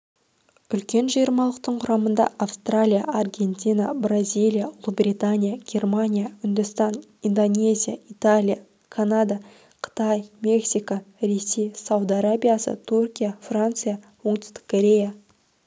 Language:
Kazakh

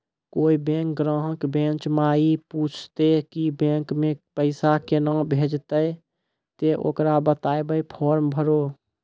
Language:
Maithili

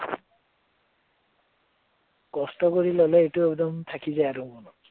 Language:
Assamese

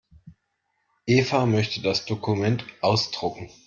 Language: German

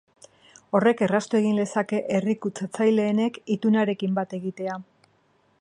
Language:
Basque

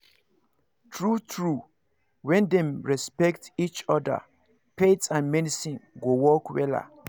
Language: Nigerian Pidgin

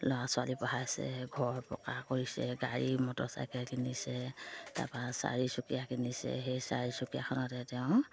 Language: Assamese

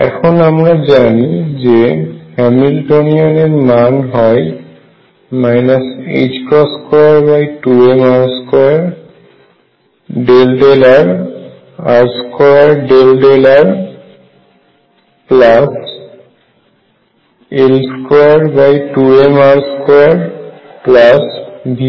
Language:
Bangla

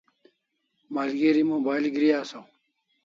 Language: Kalasha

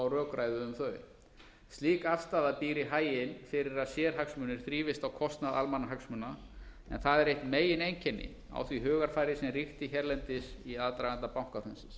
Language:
Icelandic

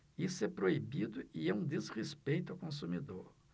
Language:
Portuguese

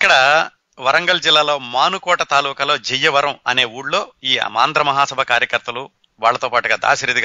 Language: Telugu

